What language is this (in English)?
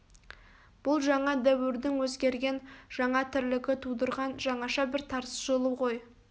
Kazakh